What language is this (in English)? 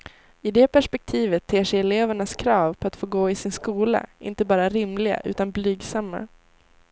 Swedish